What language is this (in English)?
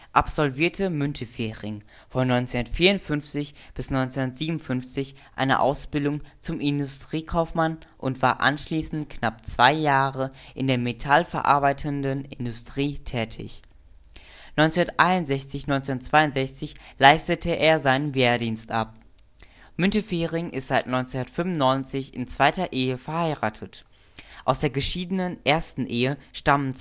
German